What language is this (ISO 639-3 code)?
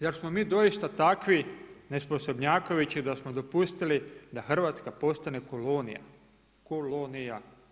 hrv